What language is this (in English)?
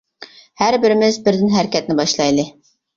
Uyghur